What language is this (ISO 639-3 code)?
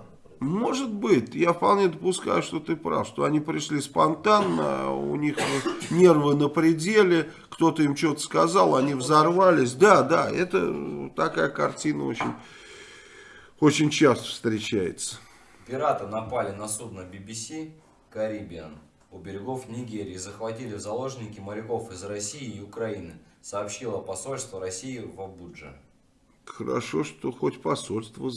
rus